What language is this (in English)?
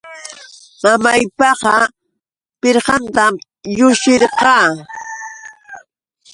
Yauyos Quechua